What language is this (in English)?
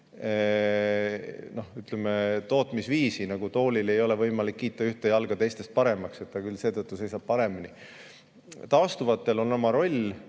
Estonian